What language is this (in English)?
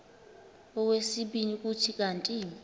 Xhosa